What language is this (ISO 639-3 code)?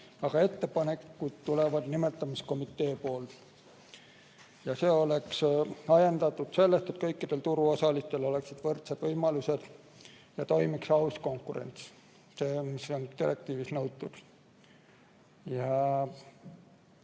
est